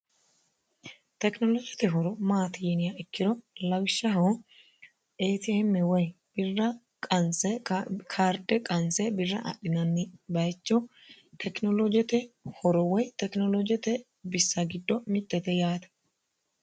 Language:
Sidamo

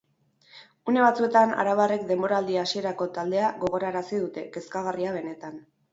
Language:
Basque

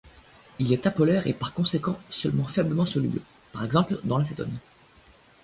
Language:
French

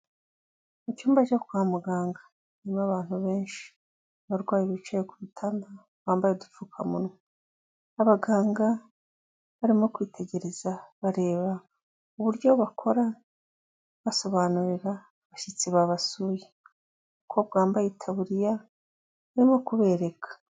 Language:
Kinyarwanda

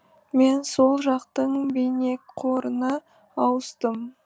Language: Kazakh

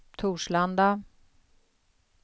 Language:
Swedish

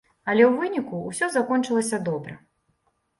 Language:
Belarusian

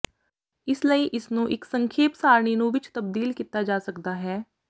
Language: Punjabi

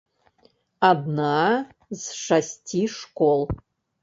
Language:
Belarusian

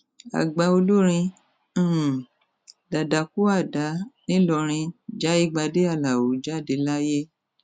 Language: Yoruba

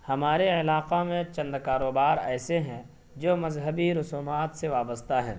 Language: Urdu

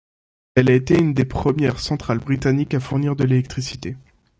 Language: French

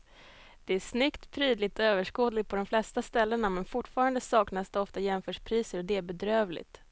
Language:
Swedish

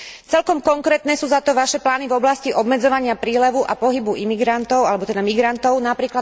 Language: Slovak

